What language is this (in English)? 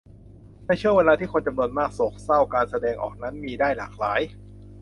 Thai